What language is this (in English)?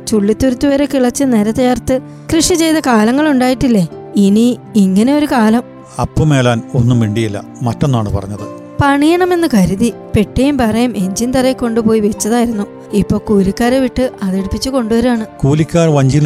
Malayalam